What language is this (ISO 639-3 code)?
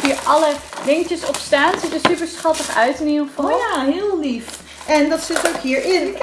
nld